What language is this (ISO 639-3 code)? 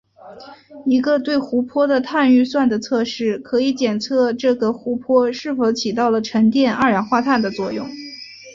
zho